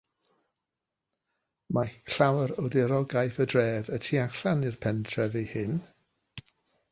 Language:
Welsh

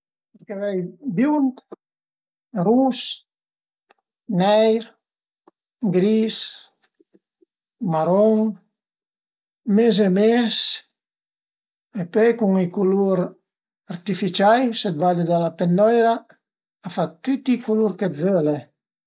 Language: Piedmontese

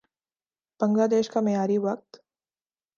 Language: Urdu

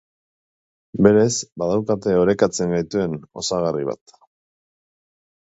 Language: Basque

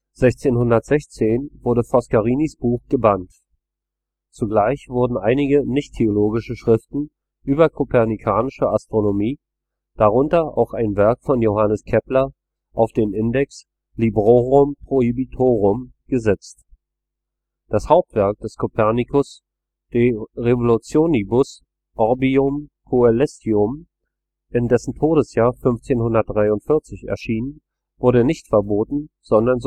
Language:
German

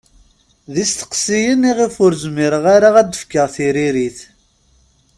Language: Kabyle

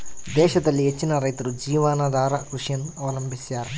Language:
Kannada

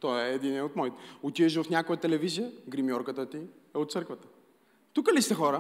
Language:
Bulgarian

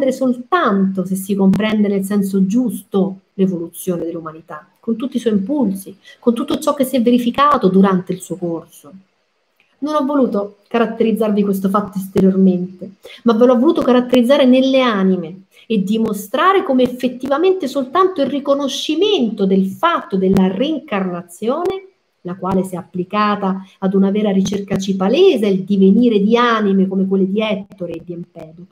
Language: Italian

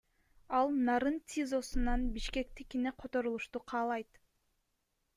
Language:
Kyrgyz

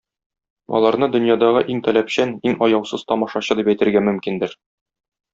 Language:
Tatar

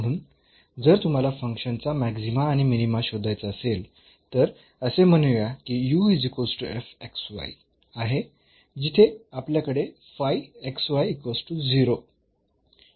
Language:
Marathi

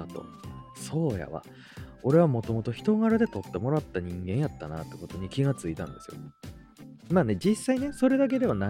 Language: Japanese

